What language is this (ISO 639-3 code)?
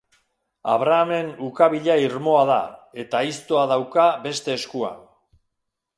eus